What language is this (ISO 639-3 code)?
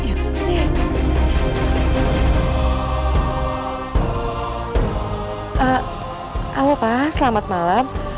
ind